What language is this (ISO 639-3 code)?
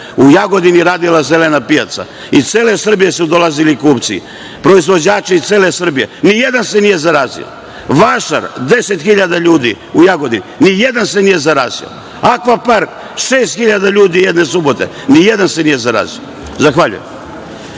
srp